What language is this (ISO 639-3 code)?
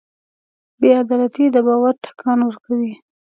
pus